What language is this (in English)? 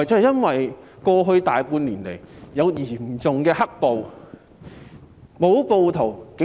Cantonese